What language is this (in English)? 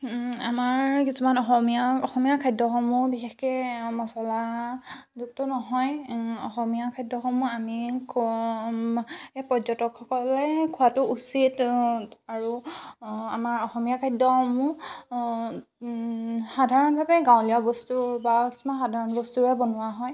Assamese